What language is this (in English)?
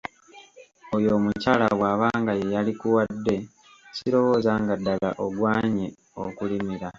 Ganda